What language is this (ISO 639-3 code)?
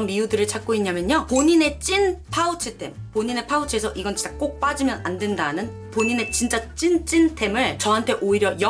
kor